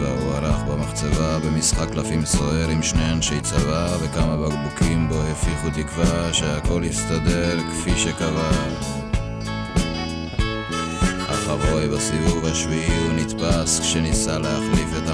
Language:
Hebrew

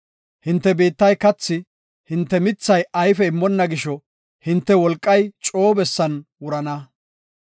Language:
Gofa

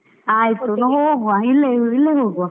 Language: Kannada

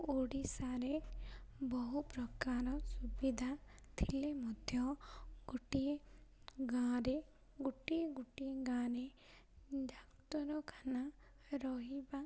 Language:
Odia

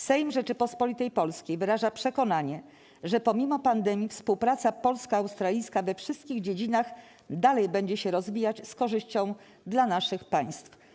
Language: Polish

